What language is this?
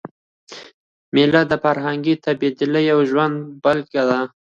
Pashto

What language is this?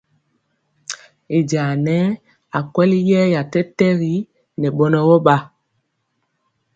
Mpiemo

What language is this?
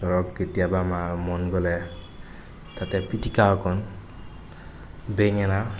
Assamese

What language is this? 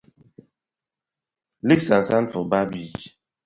Nigerian Pidgin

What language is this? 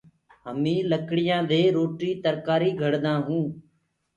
Gurgula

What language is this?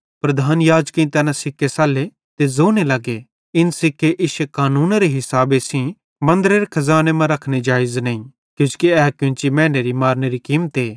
Bhadrawahi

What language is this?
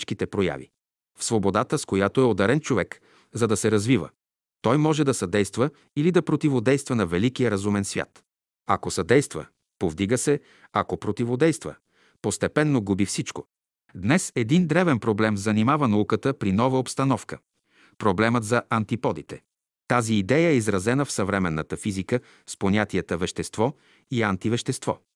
Bulgarian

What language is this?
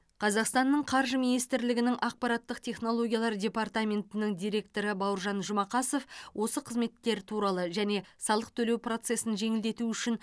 Kazakh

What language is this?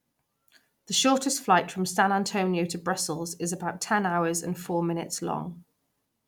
English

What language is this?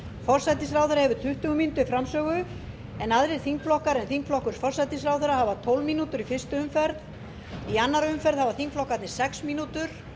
Icelandic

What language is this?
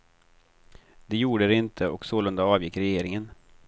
Swedish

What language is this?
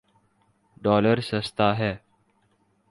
Urdu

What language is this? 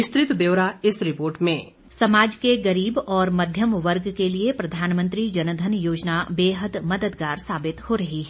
Hindi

